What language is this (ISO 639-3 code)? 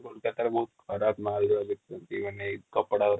ori